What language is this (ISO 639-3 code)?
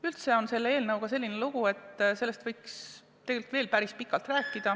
est